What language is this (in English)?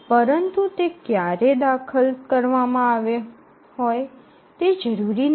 Gujarati